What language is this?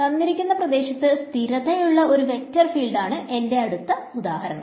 Malayalam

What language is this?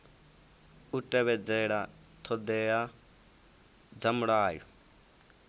Venda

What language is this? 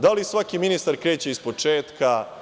Serbian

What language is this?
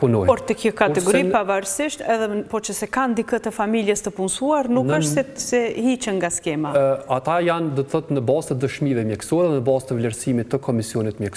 Romanian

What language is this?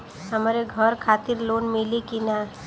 Bhojpuri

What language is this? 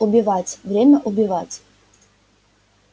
Russian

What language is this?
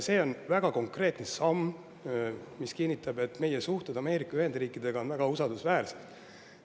Estonian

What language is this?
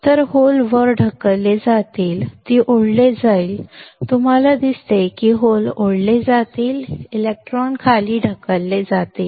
Marathi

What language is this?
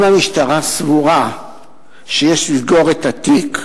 Hebrew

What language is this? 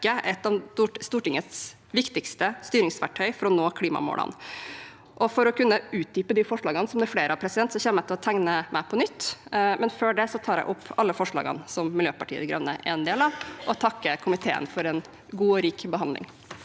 Norwegian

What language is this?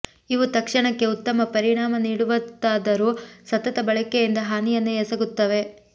Kannada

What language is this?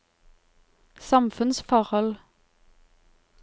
Norwegian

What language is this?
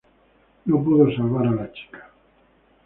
Spanish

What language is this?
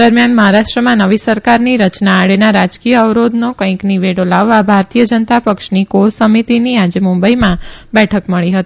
Gujarati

